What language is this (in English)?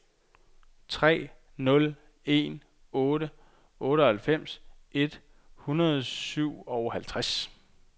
Danish